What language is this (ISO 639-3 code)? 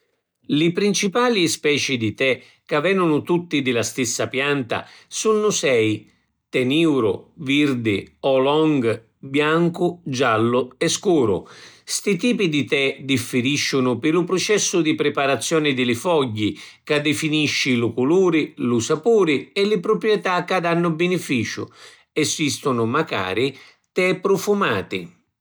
scn